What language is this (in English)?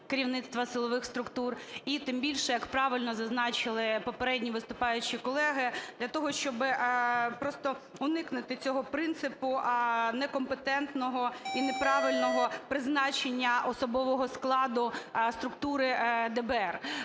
Ukrainian